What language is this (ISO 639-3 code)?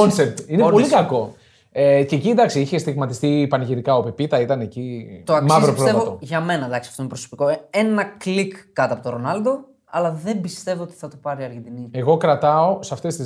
ell